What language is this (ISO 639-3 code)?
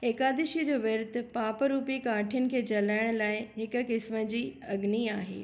snd